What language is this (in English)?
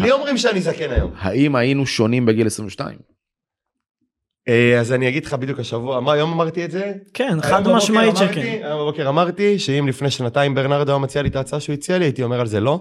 Hebrew